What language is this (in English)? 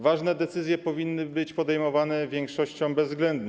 Polish